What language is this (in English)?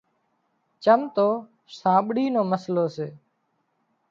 Wadiyara Koli